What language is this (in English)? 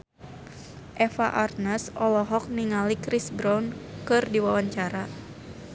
Sundanese